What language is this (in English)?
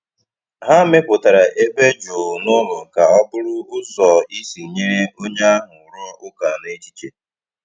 Igbo